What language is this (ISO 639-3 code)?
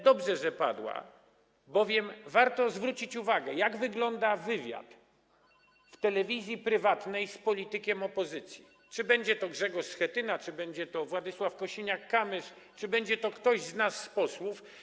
pol